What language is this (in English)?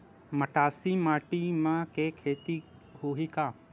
Chhattisgarhi